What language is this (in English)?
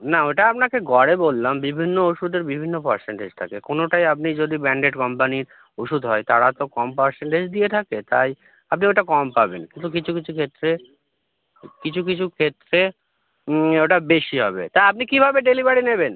Bangla